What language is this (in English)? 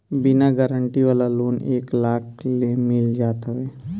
Bhojpuri